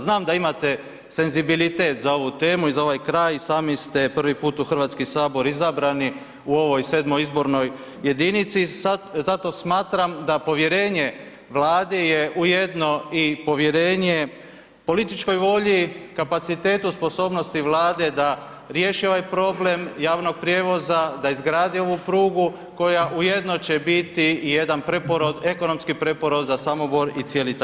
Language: Croatian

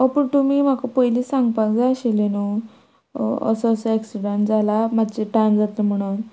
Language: Konkani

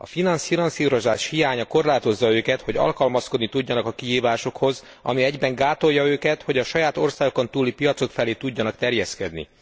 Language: Hungarian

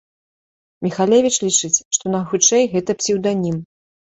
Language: Belarusian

